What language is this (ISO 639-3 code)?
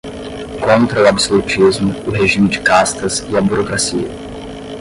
por